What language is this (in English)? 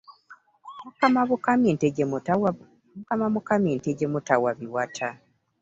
Ganda